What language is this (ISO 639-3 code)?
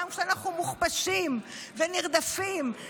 heb